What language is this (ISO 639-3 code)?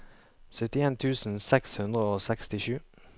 nor